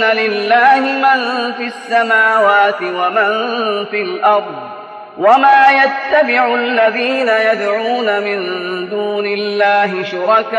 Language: Arabic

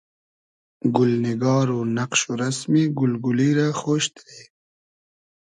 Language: Hazaragi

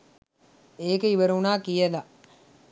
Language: Sinhala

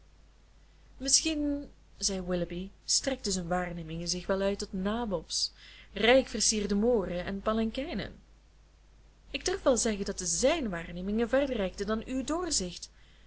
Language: Dutch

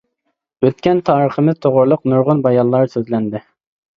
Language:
Uyghur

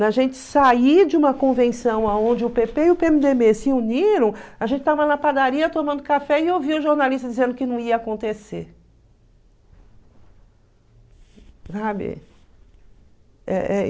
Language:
Portuguese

